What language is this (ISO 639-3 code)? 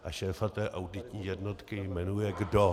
ces